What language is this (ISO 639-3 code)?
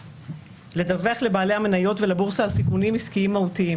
heb